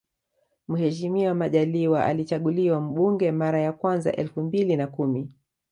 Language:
Swahili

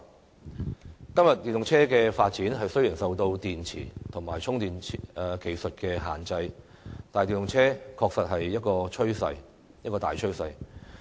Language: Cantonese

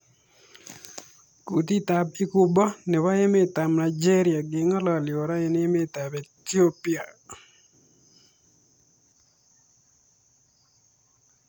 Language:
Kalenjin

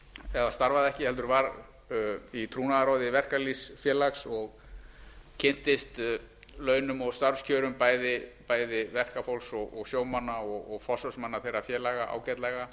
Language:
Icelandic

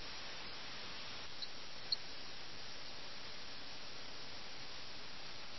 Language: Malayalam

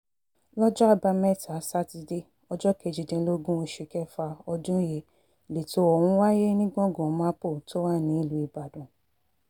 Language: Yoruba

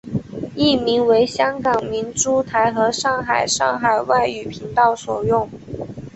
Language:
Chinese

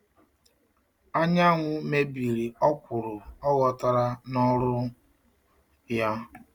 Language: Igbo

